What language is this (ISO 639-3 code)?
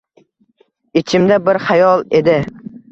uzb